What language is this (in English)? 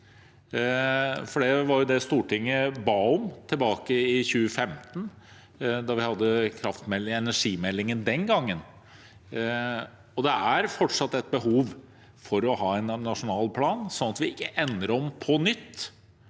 Norwegian